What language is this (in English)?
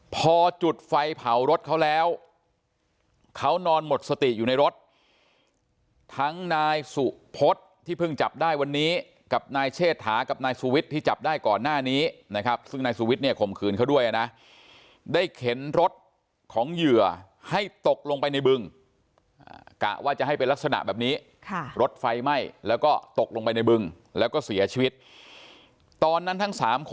Thai